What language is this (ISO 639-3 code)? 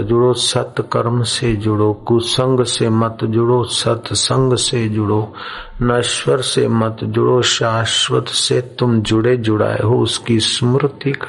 hin